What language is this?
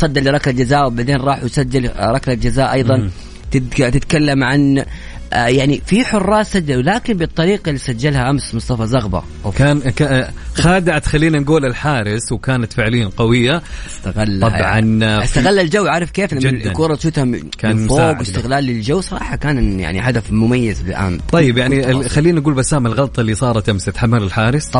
Arabic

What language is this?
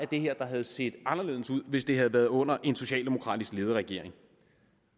Danish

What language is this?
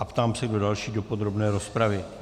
Czech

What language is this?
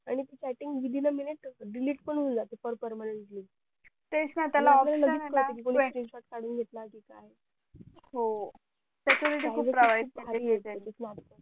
Marathi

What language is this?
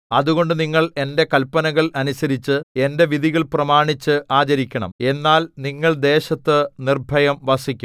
Malayalam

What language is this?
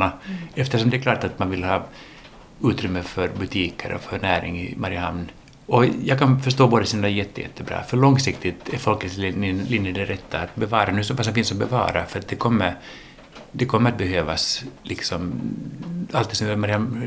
Swedish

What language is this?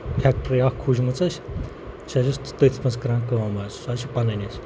Kashmiri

